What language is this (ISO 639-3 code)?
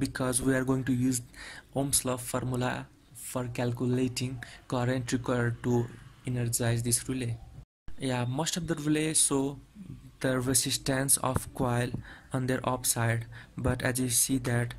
eng